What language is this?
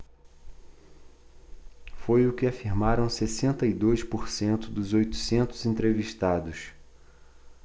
Portuguese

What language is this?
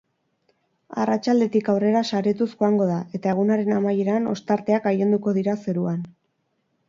Basque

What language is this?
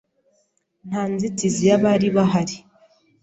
Kinyarwanda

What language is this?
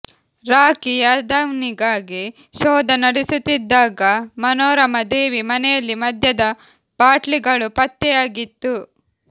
Kannada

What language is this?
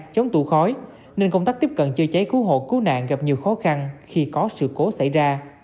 Vietnamese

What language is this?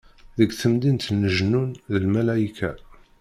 Kabyle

